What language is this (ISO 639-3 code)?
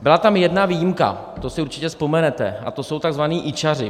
ces